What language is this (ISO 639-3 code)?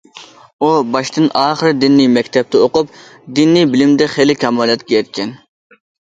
uig